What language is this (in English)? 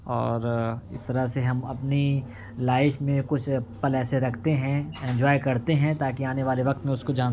Urdu